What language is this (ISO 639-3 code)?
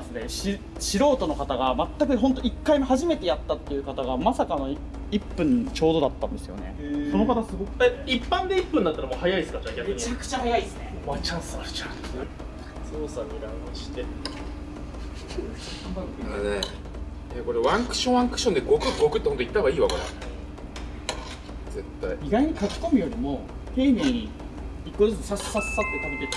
jpn